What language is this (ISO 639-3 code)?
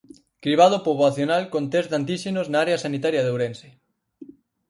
glg